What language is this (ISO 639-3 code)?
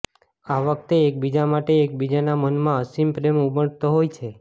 guj